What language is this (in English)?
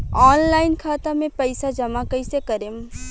Bhojpuri